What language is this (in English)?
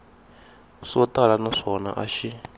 Tsonga